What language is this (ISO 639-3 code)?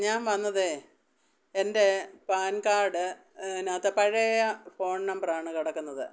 mal